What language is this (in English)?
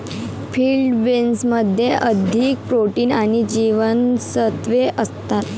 Marathi